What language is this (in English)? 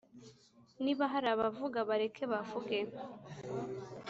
Kinyarwanda